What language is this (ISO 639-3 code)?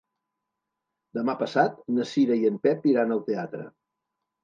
cat